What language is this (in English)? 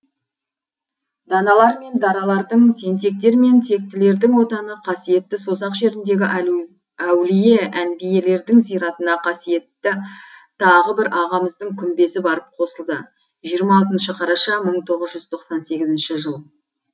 Kazakh